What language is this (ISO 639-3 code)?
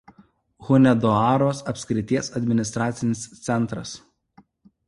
lit